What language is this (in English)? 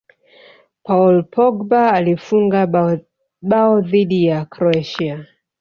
Swahili